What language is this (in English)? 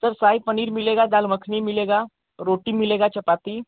Hindi